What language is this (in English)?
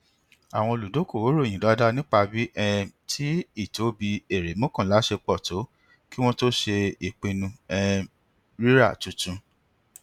Yoruba